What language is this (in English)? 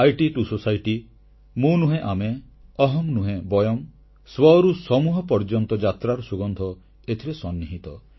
Odia